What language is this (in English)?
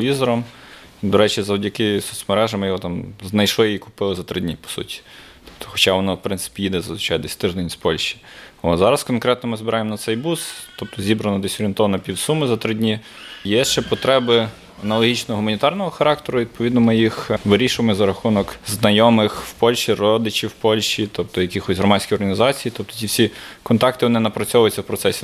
Ukrainian